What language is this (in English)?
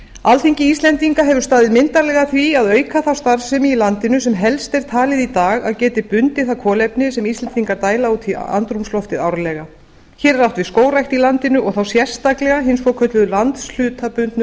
Icelandic